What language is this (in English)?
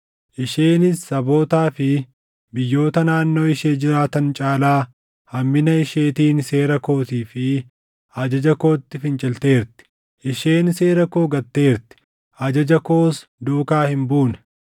Oromo